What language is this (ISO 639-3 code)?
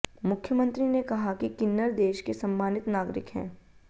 hin